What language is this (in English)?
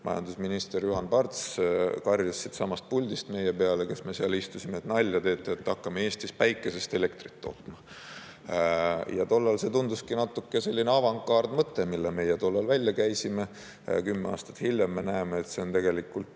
Estonian